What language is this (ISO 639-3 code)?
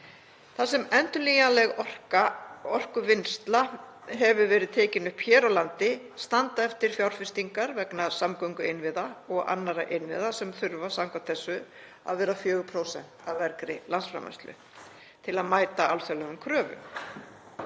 isl